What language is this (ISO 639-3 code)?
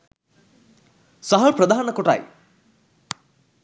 sin